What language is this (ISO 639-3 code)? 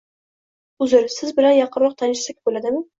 uzb